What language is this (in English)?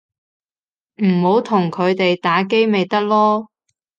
Cantonese